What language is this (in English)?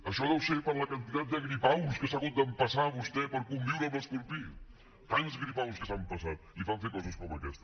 Catalan